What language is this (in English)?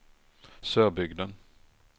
Swedish